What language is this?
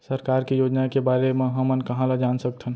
Chhattisgarhi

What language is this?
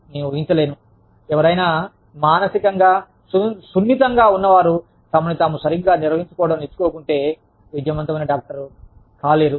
Telugu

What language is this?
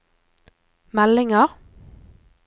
Norwegian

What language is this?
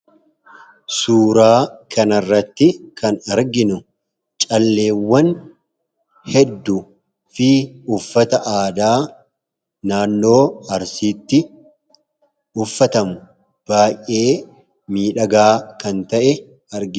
Oromo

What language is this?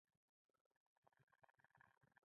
Pashto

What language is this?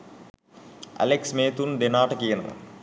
Sinhala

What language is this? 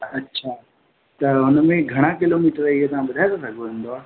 Sindhi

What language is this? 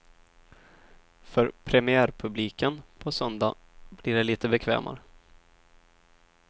Swedish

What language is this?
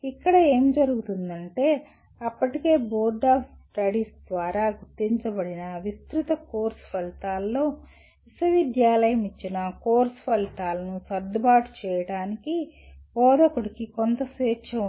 Telugu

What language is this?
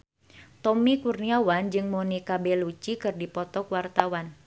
Sundanese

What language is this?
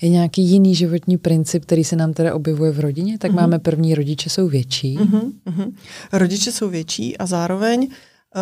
Czech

